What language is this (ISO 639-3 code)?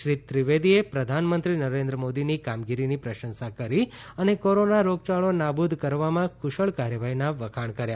guj